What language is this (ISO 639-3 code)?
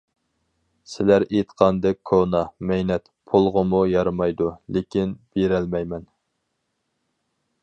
uig